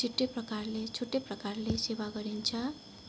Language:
Nepali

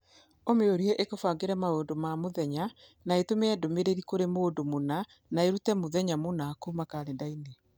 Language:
Kikuyu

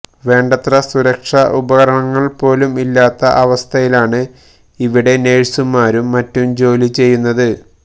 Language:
Malayalam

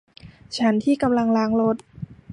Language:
Thai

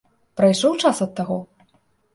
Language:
Belarusian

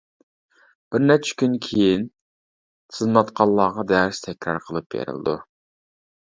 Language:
Uyghur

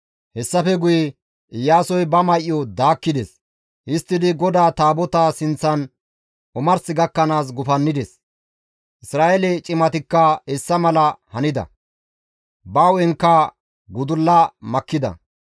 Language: Gamo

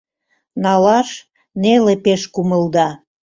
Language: Mari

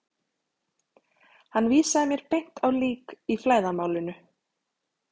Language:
Icelandic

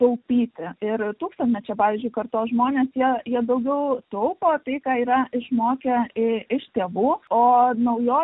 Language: Lithuanian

